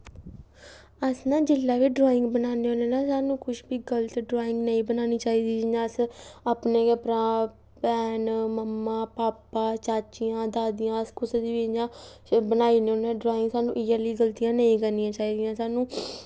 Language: Dogri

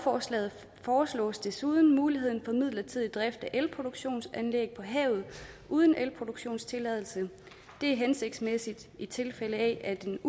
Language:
Danish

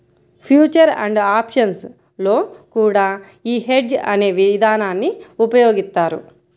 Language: Telugu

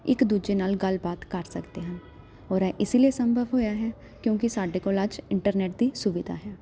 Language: Punjabi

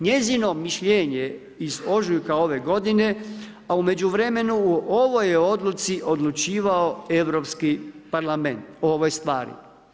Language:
Croatian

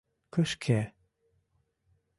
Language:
Mari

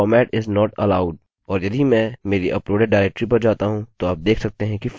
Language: Hindi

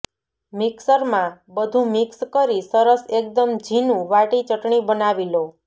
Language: Gujarati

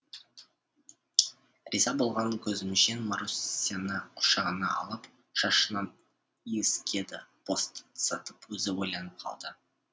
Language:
Kazakh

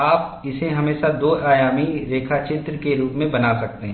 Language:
Hindi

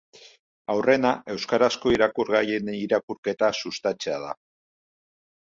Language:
Basque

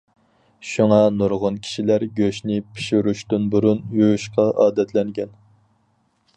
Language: Uyghur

